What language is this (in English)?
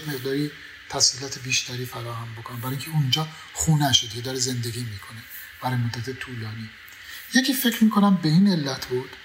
Persian